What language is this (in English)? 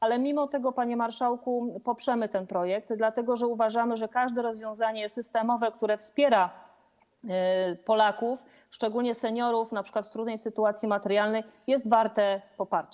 Polish